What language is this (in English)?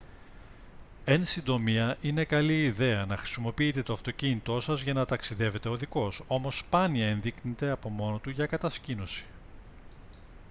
Greek